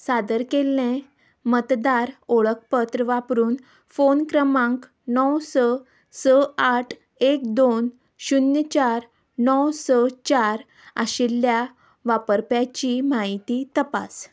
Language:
Konkani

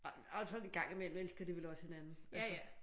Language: Danish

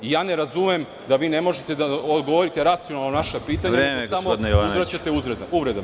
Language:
Serbian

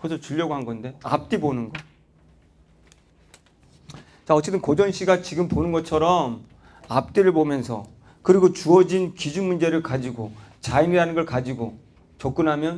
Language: Korean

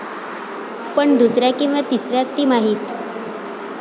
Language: Marathi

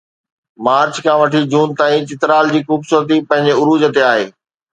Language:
Sindhi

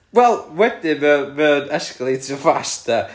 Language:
Welsh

